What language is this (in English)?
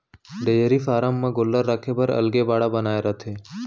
Chhattisgarhi